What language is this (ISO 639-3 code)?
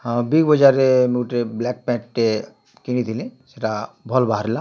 ori